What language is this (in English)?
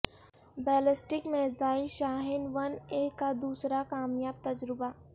Urdu